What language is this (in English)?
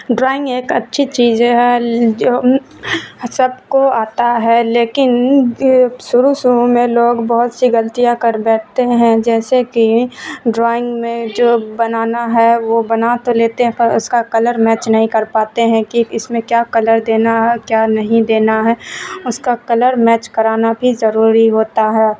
Urdu